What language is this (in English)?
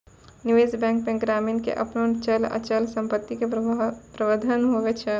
Maithili